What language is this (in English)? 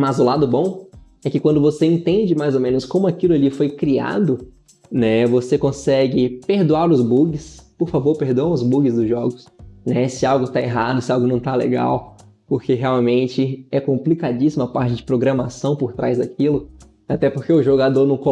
Portuguese